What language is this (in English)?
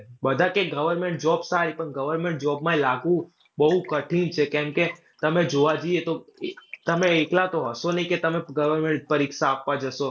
Gujarati